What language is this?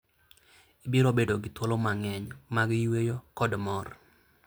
Luo (Kenya and Tanzania)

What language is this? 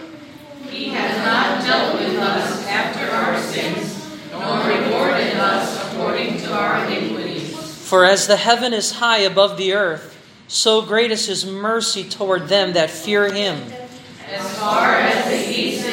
Filipino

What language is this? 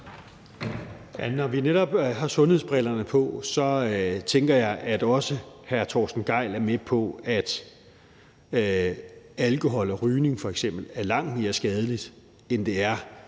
Danish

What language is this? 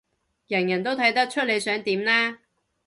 Cantonese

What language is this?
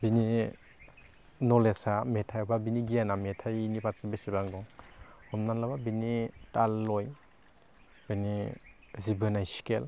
Bodo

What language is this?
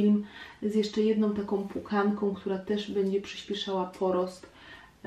Polish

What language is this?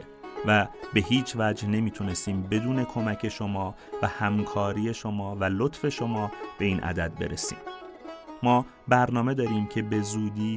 Persian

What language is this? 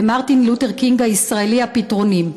Hebrew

